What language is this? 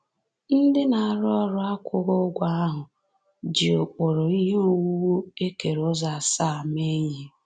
Igbo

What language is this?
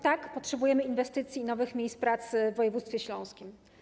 Polish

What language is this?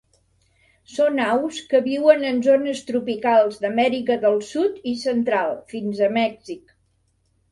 Catalan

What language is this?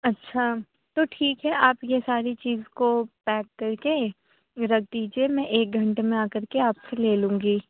Urdu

